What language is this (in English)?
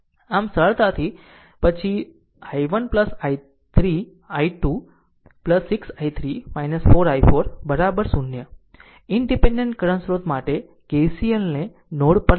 Gujarati